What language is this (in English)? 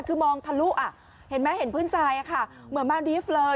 Thai